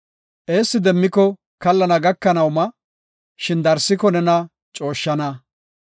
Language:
Gofa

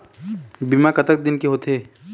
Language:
Chhattisgarhi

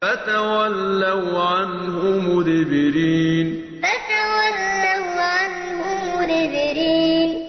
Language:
Arabic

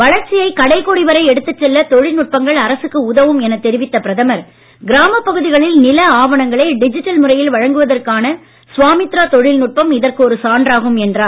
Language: Tamil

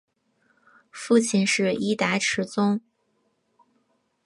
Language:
Chinese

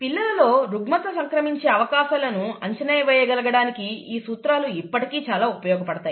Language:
Telugu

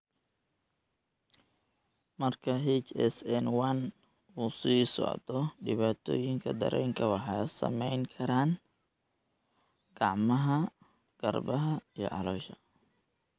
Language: Somali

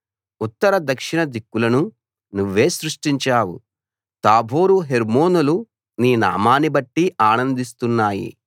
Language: Telugu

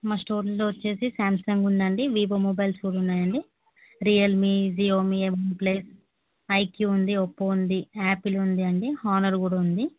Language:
Telugu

